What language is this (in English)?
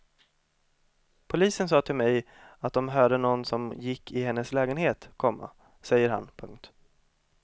Swedish